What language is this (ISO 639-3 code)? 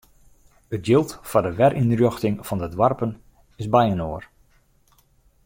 fry